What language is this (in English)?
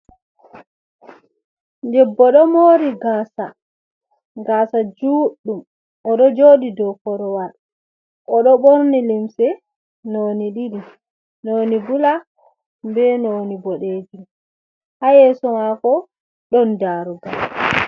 Fula